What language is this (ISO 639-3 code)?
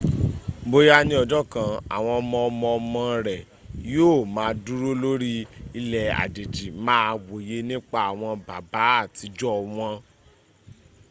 yor